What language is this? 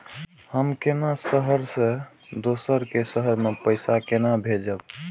Maithili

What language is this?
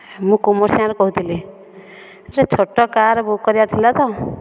Odia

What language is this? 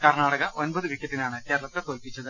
Malayalam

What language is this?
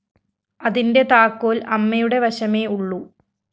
Malayalam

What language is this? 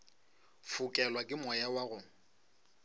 Northern Sotho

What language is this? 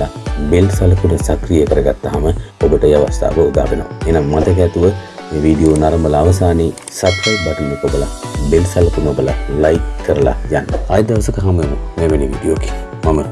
Sinhala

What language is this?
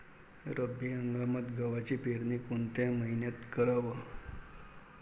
Marathi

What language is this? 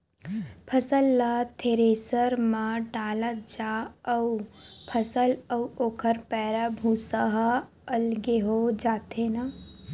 Chhattisgarhi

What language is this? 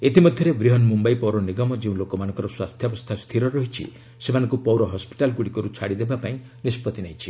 Odia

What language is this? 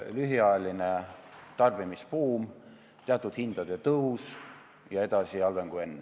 Estonian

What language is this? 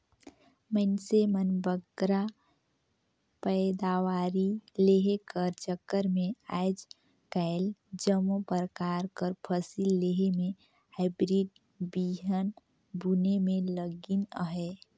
Chhattisgarhi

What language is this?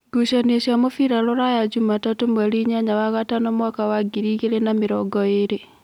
Kikuyu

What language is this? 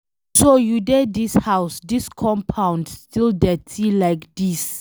Nigerian Pidgin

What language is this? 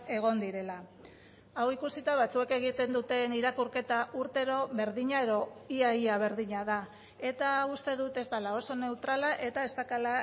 Basque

